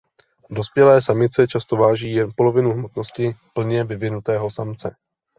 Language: Czech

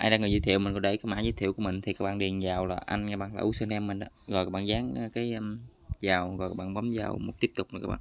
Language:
Vietnamese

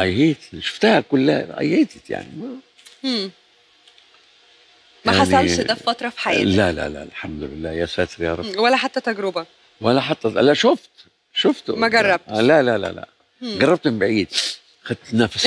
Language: Arabic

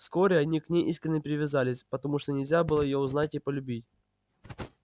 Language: Russian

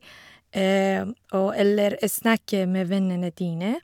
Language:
Norwegian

